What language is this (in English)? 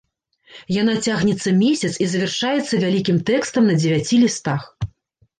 Belarusian